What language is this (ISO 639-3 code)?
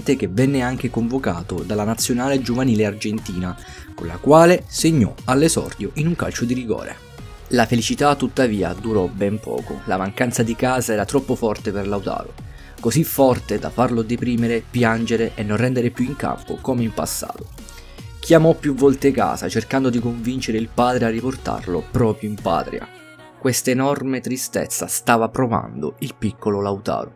ita